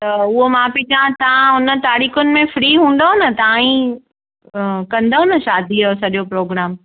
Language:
Sindhi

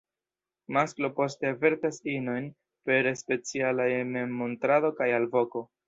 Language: Esperanto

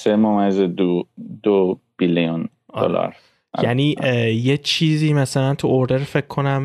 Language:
Persian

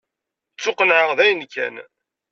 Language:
Kabyle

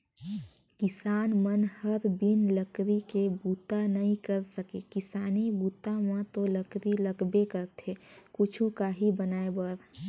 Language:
Chhattisgarhi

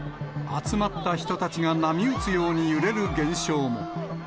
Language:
Japanese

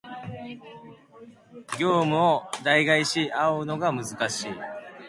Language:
Japanese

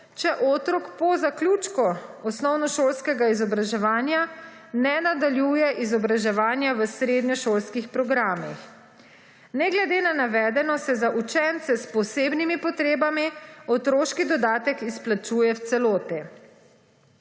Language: Slovenian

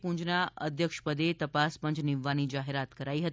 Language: Gujarati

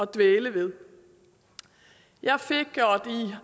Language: Danish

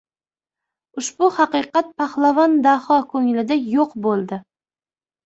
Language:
Uzbek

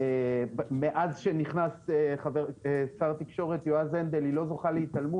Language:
Hebrew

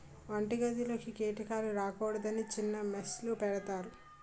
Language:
Telugu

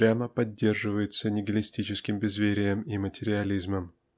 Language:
Russian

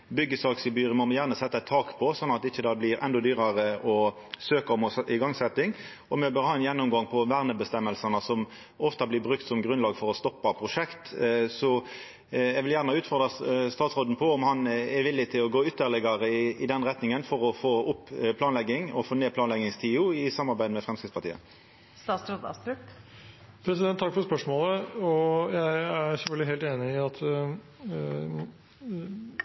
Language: Norwegian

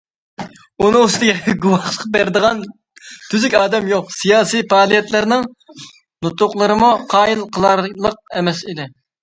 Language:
Uyghur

